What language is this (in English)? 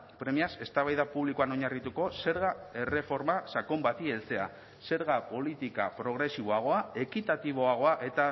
Basque